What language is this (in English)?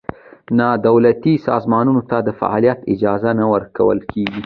Pashto